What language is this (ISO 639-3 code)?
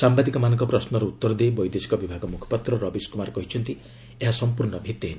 ori